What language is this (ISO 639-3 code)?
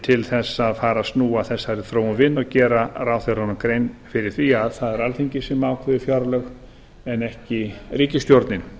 isl